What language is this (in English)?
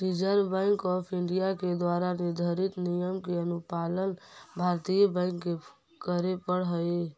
Magahi